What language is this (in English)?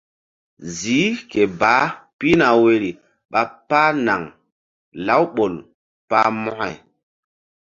Mbum